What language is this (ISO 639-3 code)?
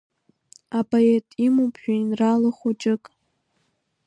abk